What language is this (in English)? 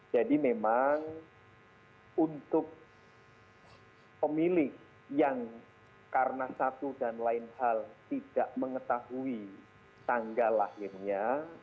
Indonesian